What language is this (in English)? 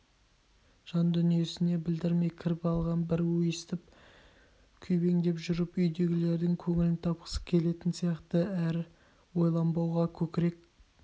Kazakh